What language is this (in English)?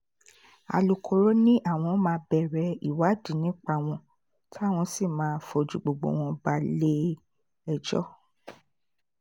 Yoruba